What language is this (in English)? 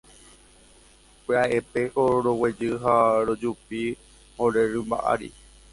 Guarani